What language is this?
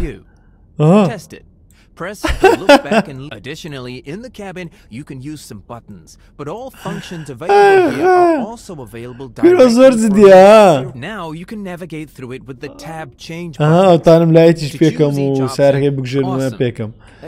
Arabic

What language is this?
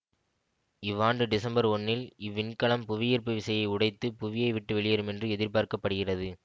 Tamil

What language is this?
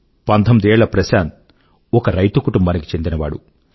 Telugu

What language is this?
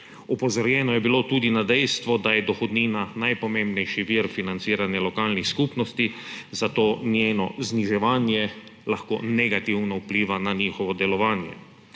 Slovenian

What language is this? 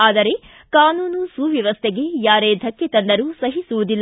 Kannada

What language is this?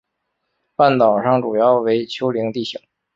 Chinese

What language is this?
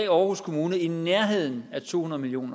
Danish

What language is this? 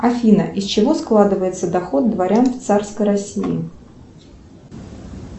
Russian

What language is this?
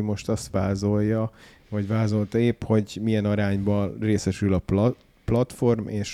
Hungarian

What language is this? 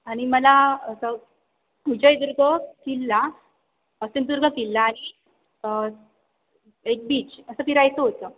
Marathi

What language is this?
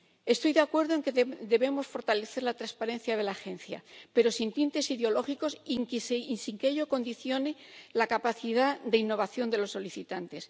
Spanish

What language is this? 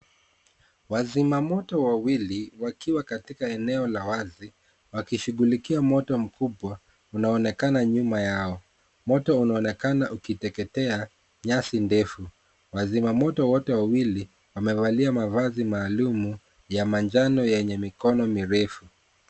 Swahili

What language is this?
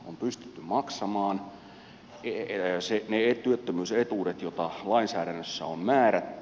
Finnish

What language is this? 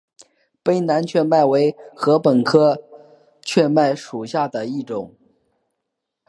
Chinese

